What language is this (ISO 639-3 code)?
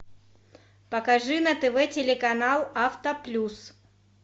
rus